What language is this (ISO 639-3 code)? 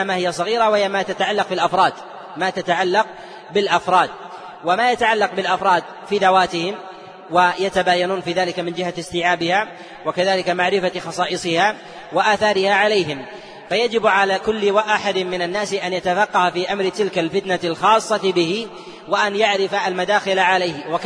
ara